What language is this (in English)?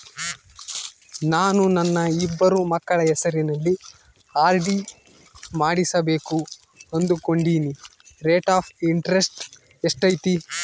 Kannada